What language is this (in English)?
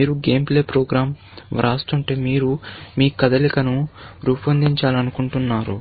Telugu